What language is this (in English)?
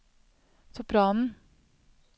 Norwegian